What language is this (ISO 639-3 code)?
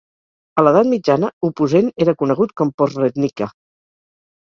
cat